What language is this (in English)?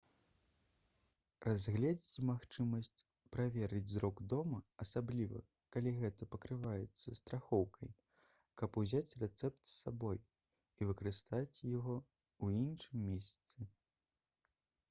Belarusian